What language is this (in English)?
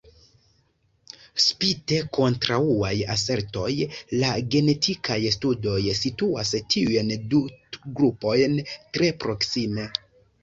Esperanto